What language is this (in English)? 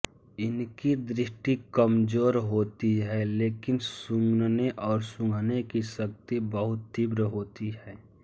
Hindi